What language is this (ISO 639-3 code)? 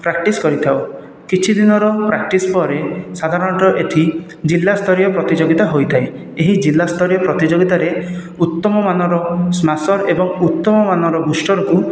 ori